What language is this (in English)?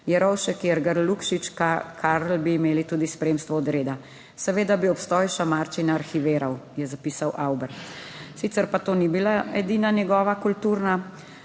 Slovenian